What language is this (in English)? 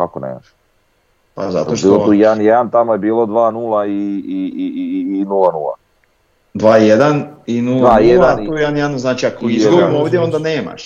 Croatian